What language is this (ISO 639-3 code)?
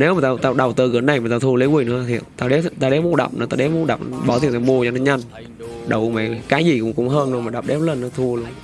vie